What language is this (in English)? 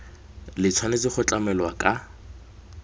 Tswana